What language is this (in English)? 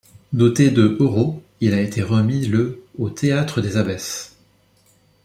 French